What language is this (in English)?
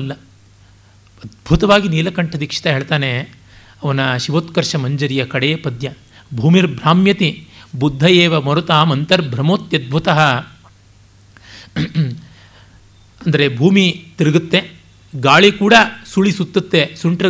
Kannada